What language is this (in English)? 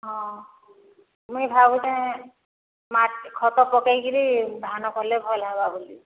Odia